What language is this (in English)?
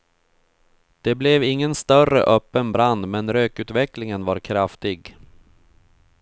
Swedish